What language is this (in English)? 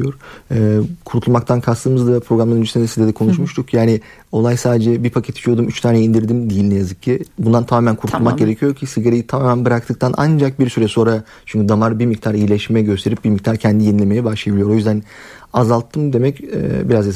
Turkish